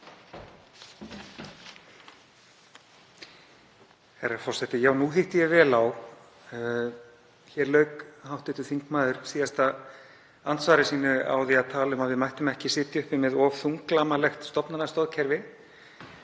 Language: Icelandic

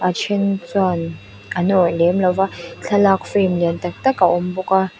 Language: Mizo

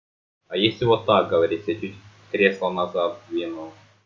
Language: Russian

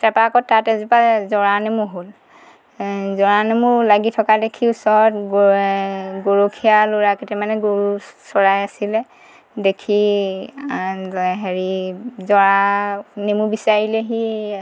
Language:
Assamese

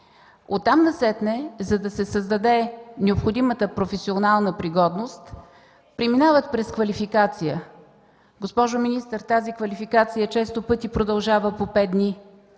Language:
Bulgarian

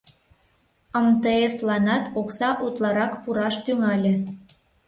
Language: Mari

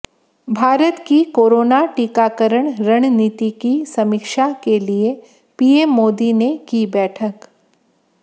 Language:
Hindi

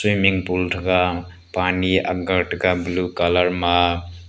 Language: Wancho Naga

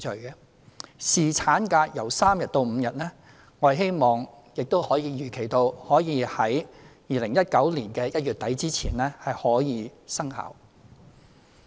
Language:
Cantonese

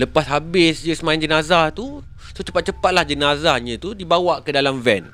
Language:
Malay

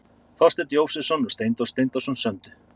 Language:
Icelandic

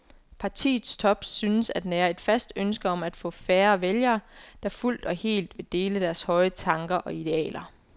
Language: Danish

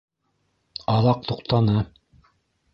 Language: Bashkir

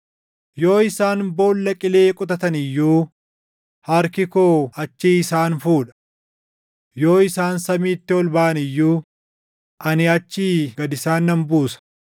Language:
Oromo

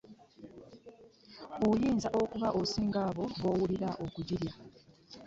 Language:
Ganda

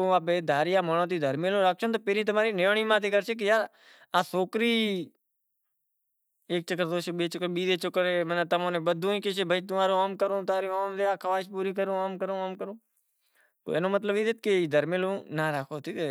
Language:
Kachi Koli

